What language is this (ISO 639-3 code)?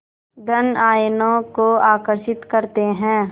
hin